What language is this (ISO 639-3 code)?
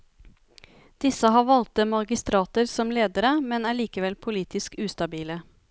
nor